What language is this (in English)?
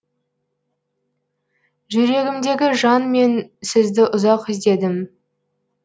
Kazakh